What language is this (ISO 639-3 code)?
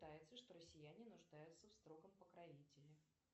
rus